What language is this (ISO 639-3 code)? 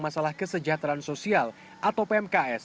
ind